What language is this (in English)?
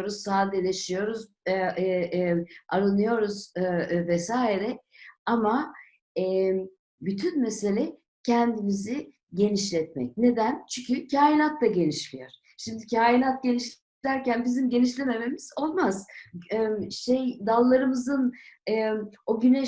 Turkish